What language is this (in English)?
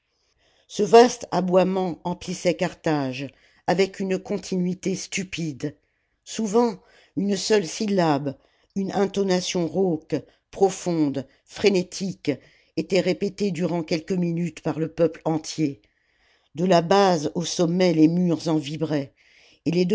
French